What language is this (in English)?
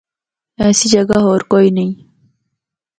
Northern Hindko